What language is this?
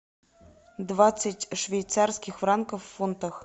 Russian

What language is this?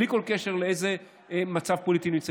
Hebrew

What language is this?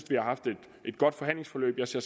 Danish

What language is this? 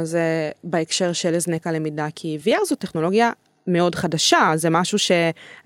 Hebrew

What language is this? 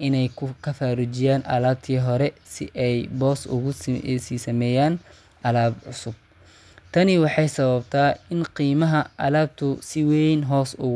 Somali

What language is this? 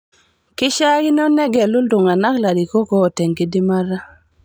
Masai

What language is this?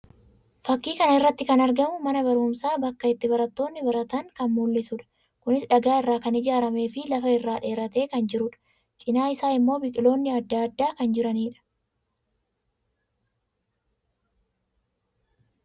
Oromo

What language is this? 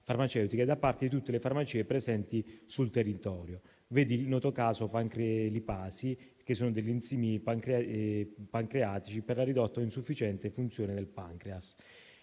Italian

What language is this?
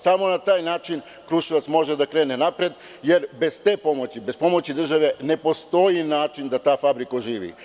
Serbian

